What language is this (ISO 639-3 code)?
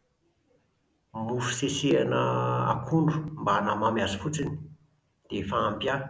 mlg